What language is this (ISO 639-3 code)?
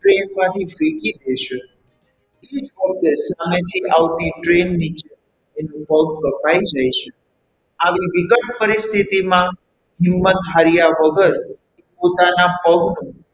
guj